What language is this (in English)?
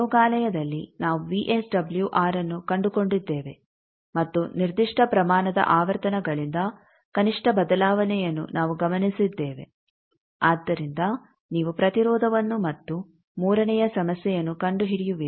Kannada